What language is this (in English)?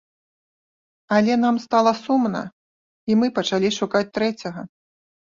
Belarusian